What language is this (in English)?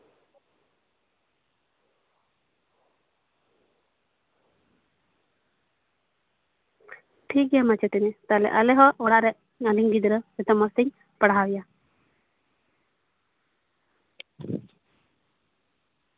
Santali